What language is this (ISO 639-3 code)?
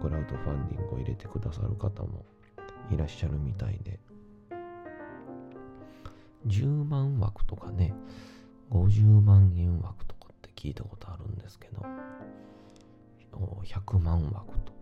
jpn